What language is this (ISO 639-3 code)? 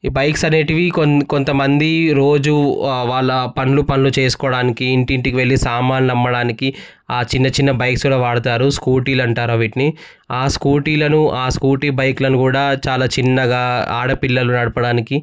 tel